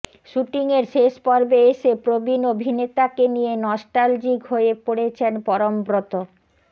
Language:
Bangla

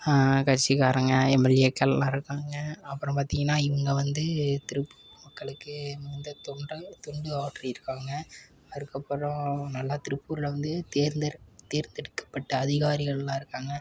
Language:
Tamil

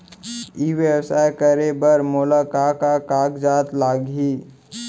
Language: Chhattisgarhi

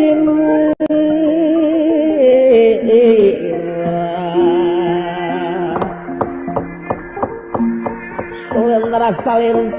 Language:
Indonesian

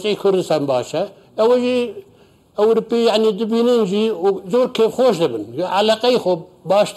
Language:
Arabic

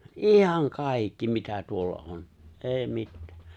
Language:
Finnish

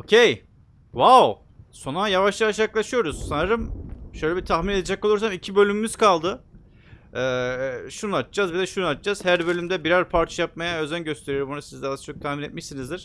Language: Turkish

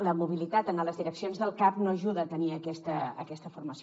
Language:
Catalan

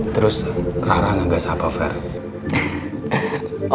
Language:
Indonesian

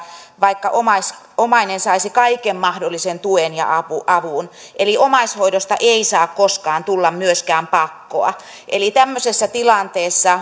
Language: Finnish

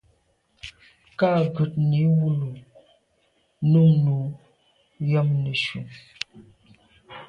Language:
Medumba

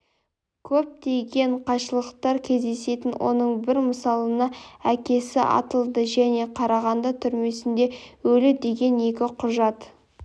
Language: Kazakh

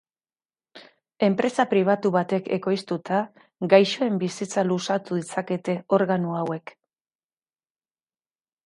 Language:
Basque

